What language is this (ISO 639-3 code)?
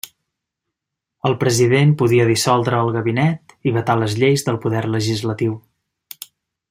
cat